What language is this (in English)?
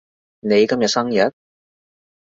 Cantonese